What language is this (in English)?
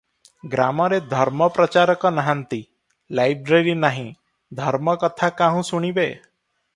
Odia